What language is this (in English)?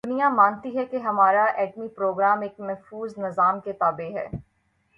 Urdu